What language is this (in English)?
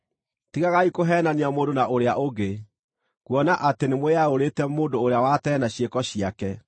Kikuyu